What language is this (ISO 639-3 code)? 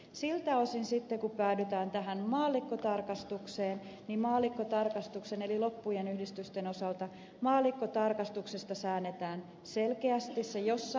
fin